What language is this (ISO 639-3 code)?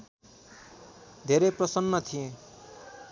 nep